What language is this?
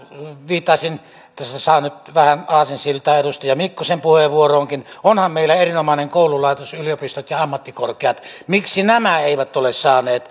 Finnish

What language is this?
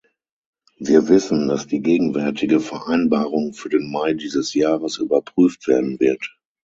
German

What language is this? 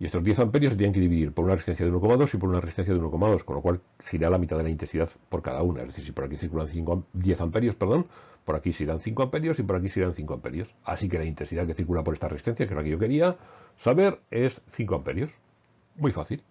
Spanish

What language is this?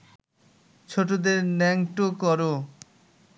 Bangla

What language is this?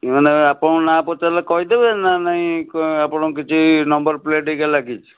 Odia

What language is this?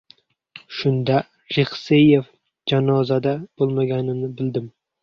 Uzbek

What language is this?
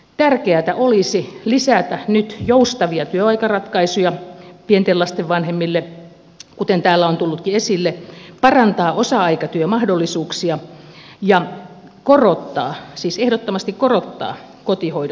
Finnish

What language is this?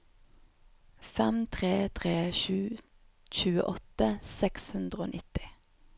Norwegian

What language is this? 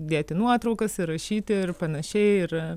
Lithuanian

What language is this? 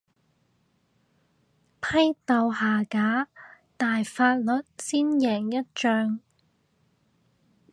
Cantonese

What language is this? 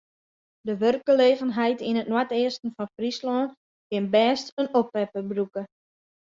Western Frisian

